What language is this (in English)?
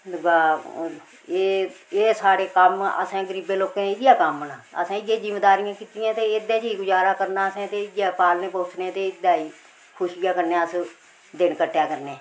Dogri